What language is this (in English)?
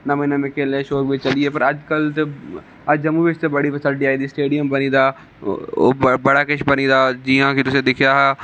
Dogri